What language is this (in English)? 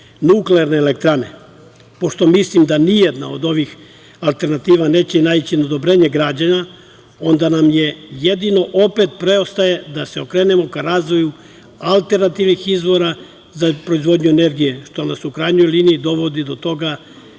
Serbian